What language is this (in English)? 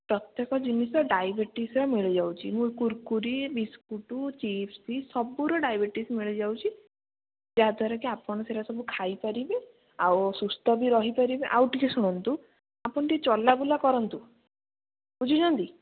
Odia